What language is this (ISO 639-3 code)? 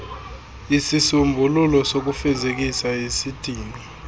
xho